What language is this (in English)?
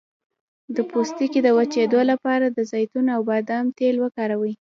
Pashto